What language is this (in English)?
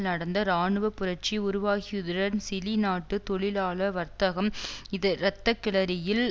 Tamil